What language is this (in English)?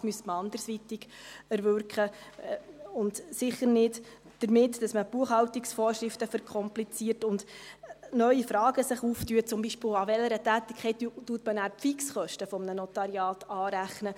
Swiss German